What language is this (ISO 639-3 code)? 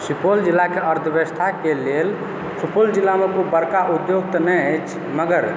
mai